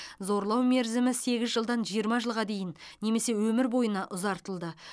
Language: Kazakh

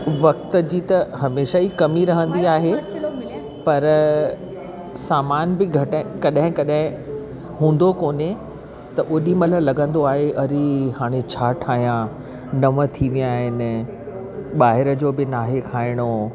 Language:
Sindhi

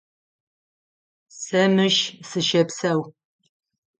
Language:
Adyghe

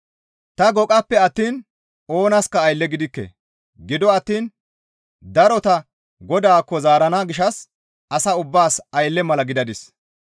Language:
Gamo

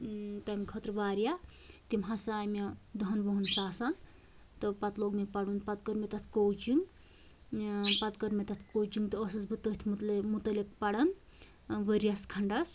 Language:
Kashmiri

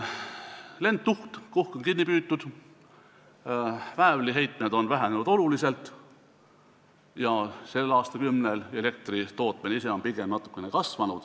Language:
Estonian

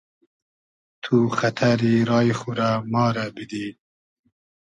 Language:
Hazaragi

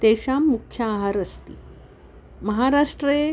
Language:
Sanskrit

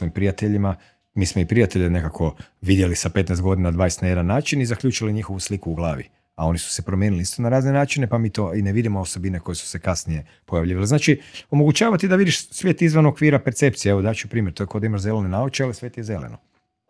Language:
Croatian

